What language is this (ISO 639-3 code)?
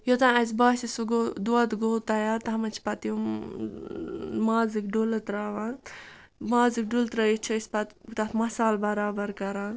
kas